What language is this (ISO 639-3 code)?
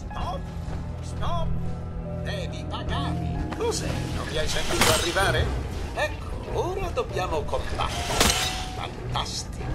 ita